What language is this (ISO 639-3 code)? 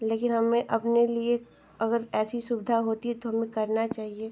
hin